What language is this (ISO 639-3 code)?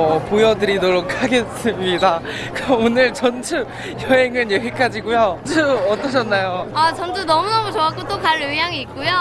kor